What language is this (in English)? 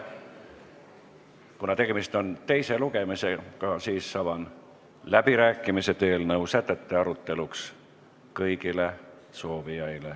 Estonian